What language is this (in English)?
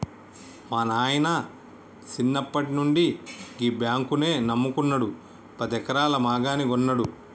Telugu